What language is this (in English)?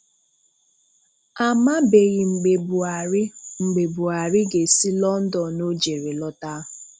Igbo